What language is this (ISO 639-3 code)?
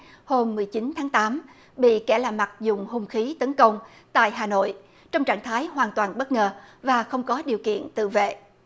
vie